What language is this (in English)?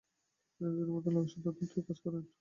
Bangla